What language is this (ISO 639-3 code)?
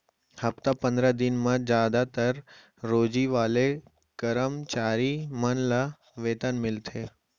hne